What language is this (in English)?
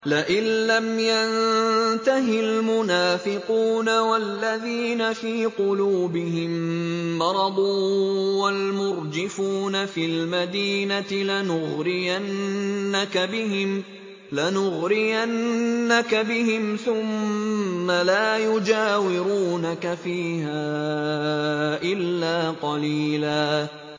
Arabic